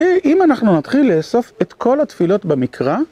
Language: Hebrew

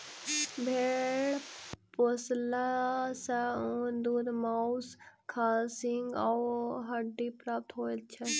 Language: Maithili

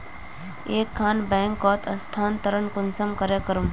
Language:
Magahi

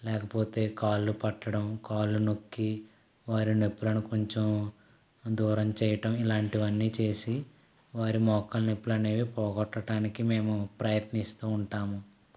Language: Telugu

